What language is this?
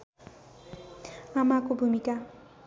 Nepali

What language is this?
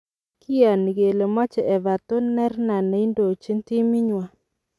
Kalenjin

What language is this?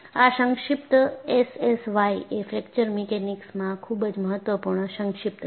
Gujarati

